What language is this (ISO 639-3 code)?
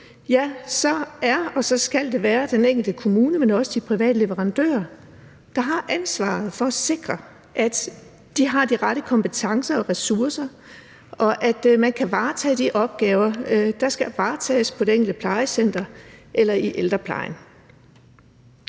dan